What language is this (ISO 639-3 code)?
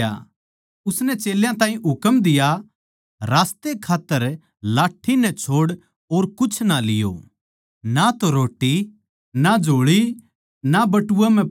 bgc